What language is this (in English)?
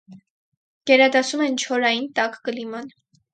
Armenian